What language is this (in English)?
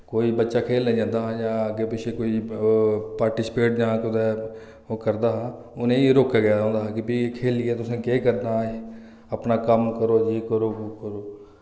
Dogri